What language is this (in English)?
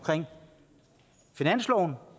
Danish